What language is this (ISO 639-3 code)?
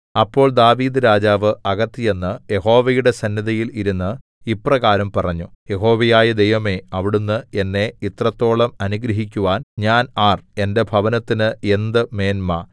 mal